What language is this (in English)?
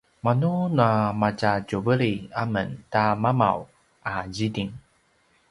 Paiwan